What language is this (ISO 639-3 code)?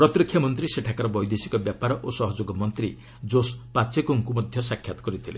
ori